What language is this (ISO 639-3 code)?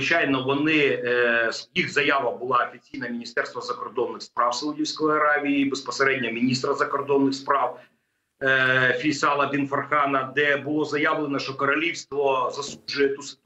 ukr